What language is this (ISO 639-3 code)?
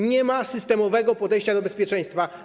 pol